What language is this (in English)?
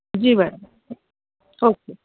Urdu